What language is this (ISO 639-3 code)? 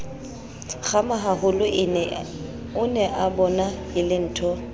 sot